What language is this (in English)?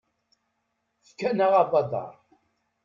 Kabyle